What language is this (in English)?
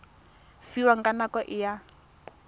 Tswana